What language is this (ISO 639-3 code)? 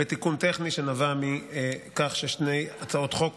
heb